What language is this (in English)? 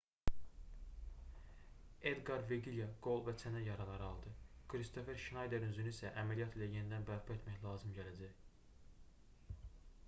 Azerbaijani